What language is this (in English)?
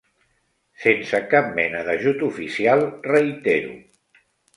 Catalan